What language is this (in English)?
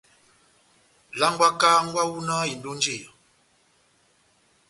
Batanga